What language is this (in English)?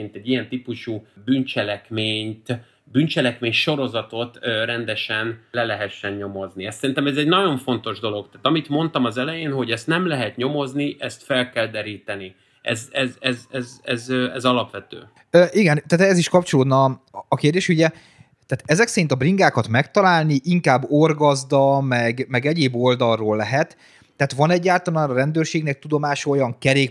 Hungarian